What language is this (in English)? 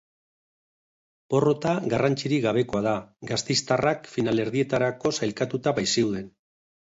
Basque